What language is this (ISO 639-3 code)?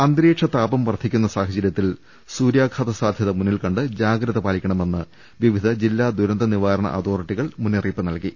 mal